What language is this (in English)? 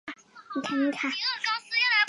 Chinese